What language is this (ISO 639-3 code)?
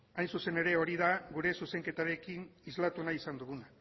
eus